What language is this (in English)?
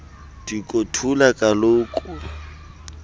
Xhosa